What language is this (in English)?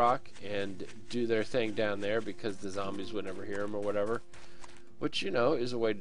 English